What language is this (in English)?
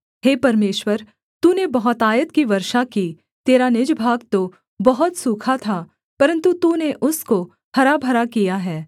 Hindi